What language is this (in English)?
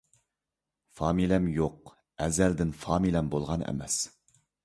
Uyghur